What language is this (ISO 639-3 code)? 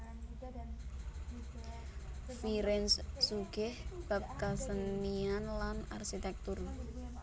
jav